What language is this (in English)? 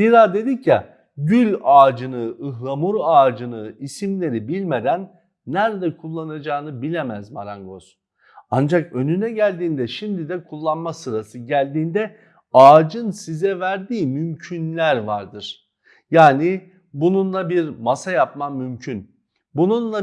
Turkish